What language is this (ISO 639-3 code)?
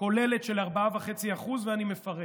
heb